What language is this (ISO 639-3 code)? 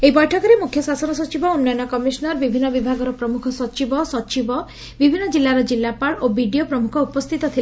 ori